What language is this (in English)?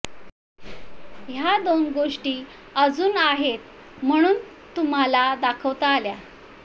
Marathi